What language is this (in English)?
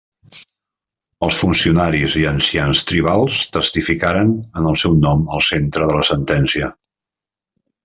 Catalan